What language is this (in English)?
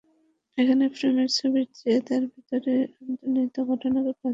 Bangla